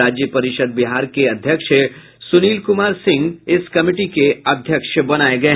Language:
Hindi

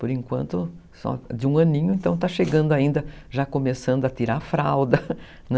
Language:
Portuguese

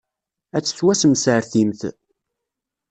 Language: Kabyle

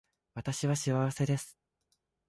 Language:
Japanese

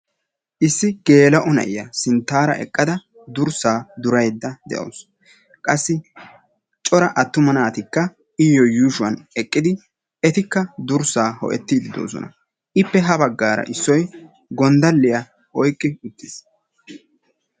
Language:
Wolaytta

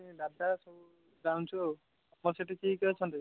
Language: Odia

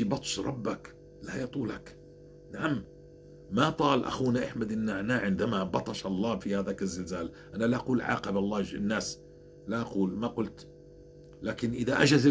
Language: Arabic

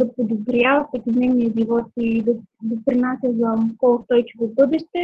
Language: Bulgarian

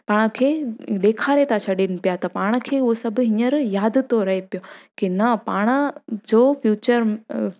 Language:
Sindhi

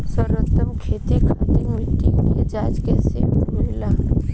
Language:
Bhojpuri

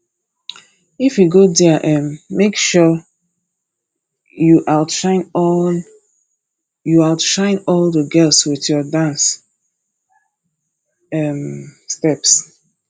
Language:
Nigerian Pidgin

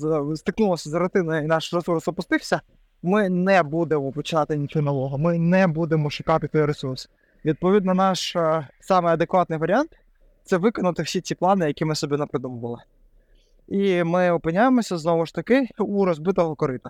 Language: Ukrainian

